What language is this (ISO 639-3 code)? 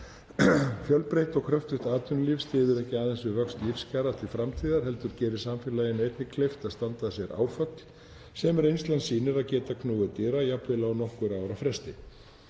isl